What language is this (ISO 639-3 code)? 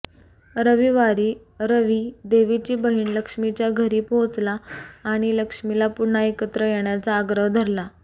mar